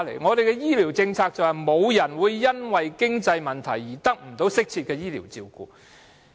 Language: Cantonese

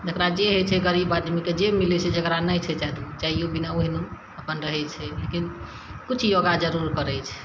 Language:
Maithili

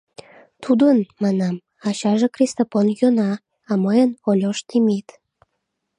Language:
Mari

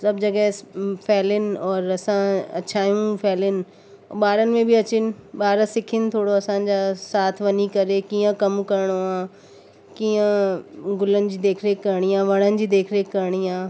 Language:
Sindhi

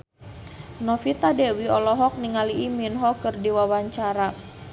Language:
Sundanese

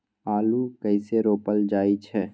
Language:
Maithili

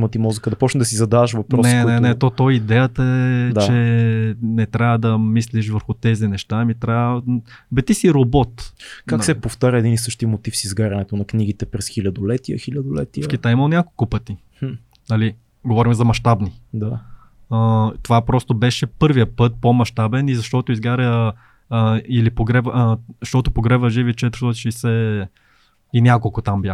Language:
Bulgarian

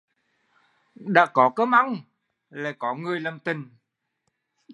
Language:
Vietnamese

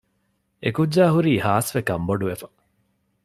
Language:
Divehi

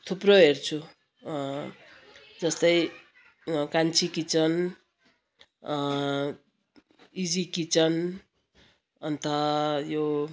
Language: Nepali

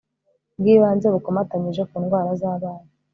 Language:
Kinyarwanda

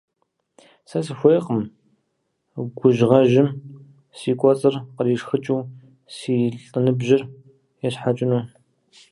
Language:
Kabardian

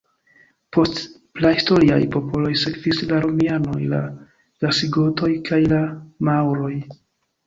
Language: Esperanto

